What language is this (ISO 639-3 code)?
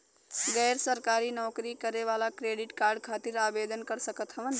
bho